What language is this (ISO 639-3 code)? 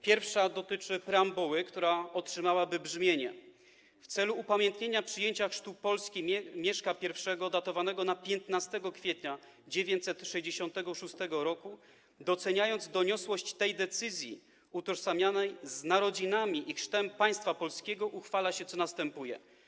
pol